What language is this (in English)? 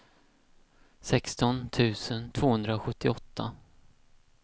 Swedish